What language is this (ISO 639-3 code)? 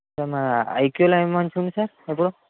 tel